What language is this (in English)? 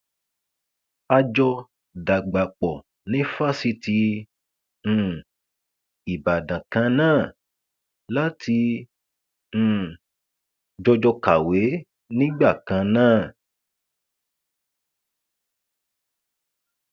Yoruba